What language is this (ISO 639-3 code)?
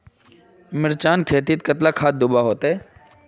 mag